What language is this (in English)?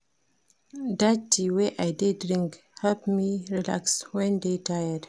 Nigerian Pidgin